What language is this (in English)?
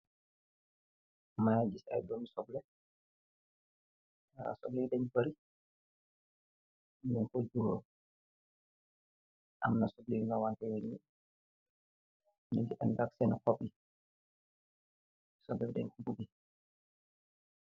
Wolof